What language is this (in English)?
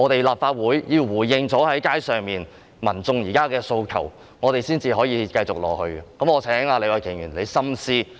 Cantonese